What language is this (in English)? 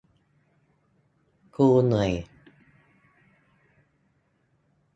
Thai